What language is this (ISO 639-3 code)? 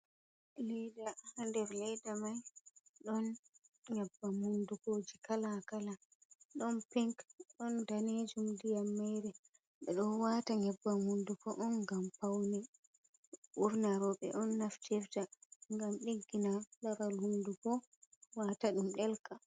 ful